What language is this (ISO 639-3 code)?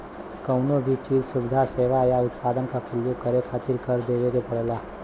bho